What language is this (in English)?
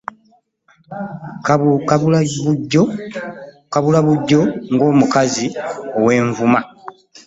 Ganda